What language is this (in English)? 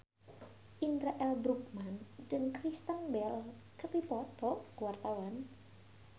Sundanese